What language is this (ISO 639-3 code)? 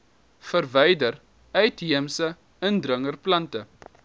afr